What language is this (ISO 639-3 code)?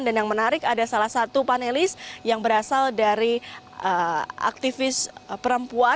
ind